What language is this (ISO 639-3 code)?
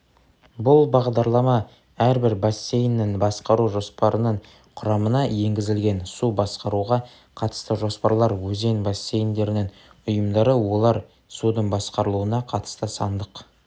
kaz